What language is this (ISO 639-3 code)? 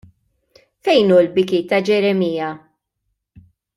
mlt